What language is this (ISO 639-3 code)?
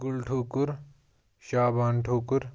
kas